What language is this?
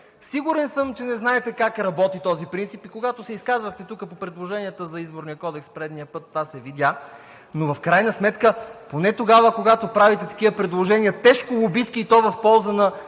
Bulgarian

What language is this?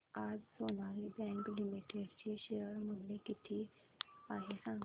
Marathi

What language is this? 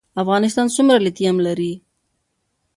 Pashto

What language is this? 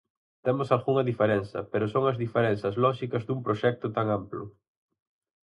Galician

